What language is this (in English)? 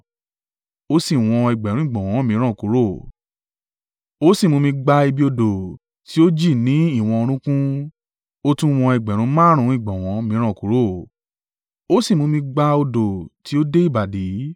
Yoruba